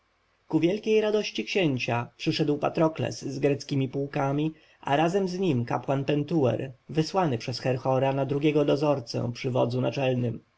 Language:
Polish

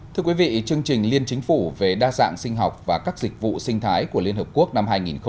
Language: Vietnamese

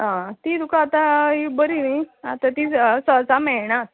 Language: Konkani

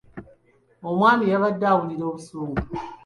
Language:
Ganda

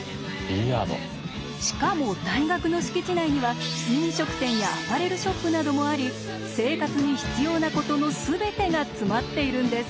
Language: Japanese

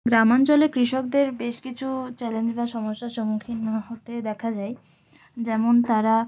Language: Bangla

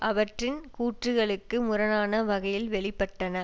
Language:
Tamil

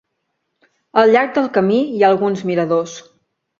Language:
Catalan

